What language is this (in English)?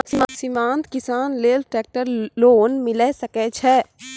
Maithili